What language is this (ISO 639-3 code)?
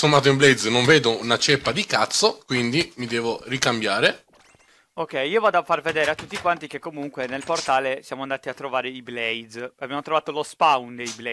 ita